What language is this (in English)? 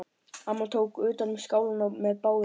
Icelandic